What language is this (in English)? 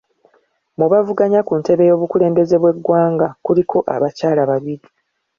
Ganda